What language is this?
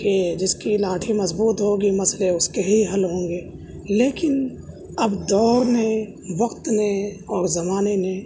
Urdu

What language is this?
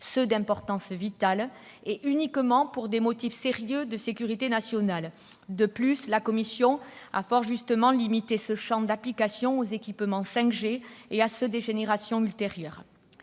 French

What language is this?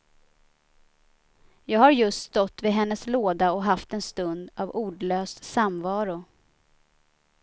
Swedish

